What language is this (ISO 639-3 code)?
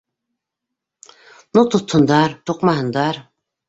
bak